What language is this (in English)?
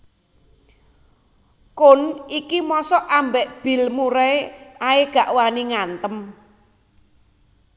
Javanese